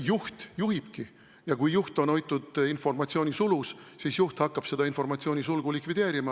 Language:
Estonian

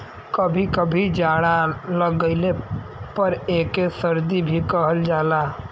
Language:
Bhojpuri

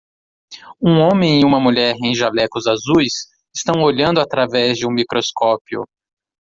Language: Portuguese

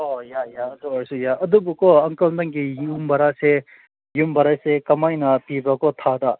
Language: Manipuri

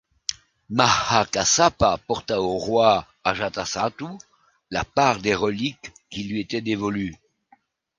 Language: French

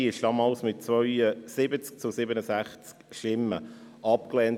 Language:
Swiss German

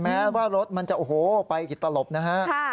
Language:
Thai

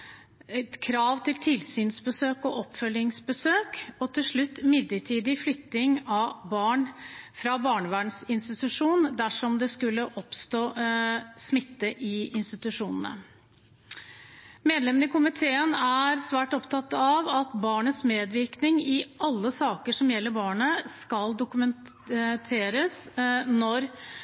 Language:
Norwegian Bokmål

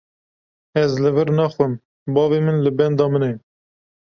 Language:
Kurdish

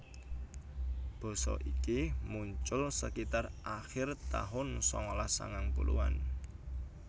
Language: Javanese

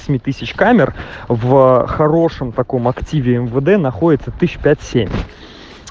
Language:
Russian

